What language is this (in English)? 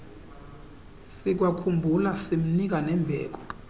Xhosa